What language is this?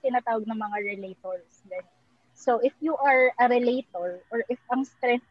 Filipino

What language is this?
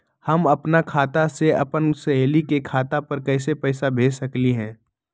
Magahi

